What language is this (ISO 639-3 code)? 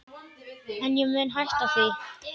isl